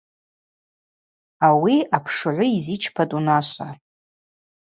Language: Abaza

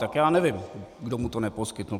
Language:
Czech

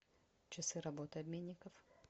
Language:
Russian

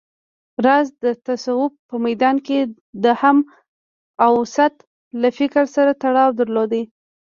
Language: Pashto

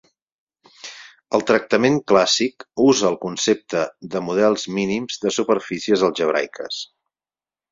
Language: Catalan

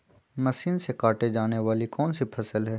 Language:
Magahi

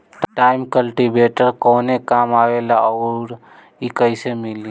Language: Bhojpuri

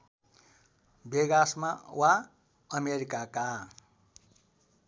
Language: Nepali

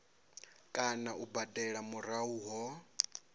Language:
Venda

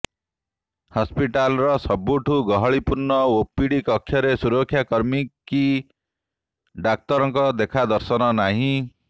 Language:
Odia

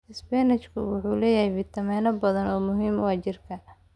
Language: Somali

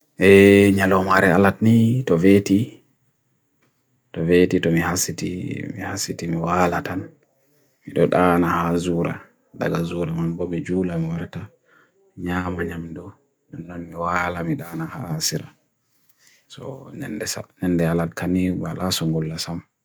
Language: Bagirmi Fulfulde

